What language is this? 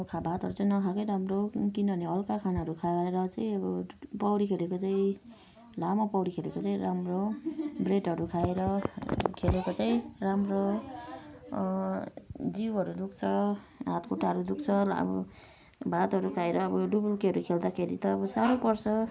Nepali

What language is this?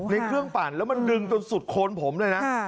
Thai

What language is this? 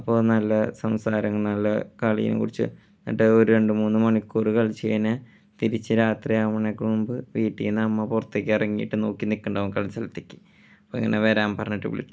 Malayalam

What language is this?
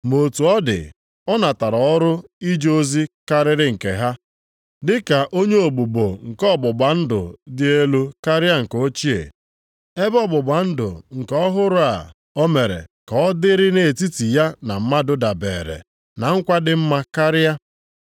Igbo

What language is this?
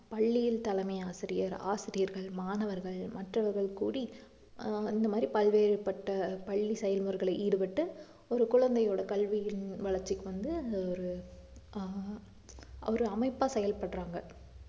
Tamil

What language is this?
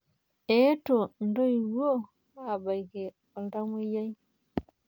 Masai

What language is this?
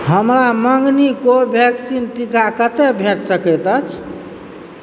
Maithili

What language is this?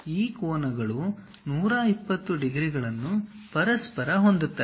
Kannada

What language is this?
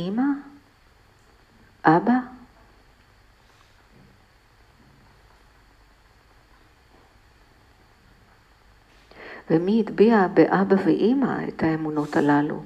Hebrew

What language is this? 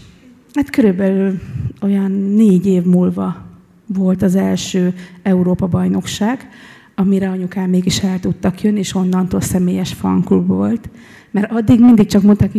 Hungarian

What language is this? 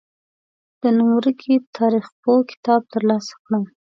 Pashto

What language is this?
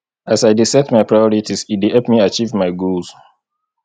Nigerian Pidgin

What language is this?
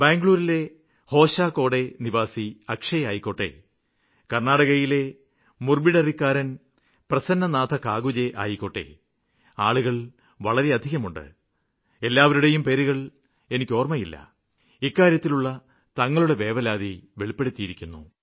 Malayalam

